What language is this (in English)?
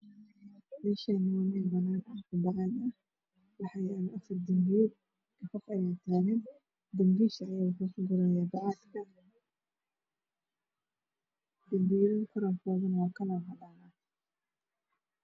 Somali